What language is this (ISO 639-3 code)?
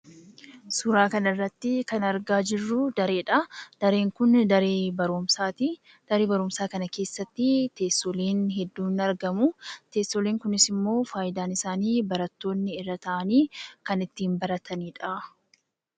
orm